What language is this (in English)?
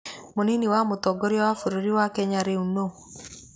Kikuyu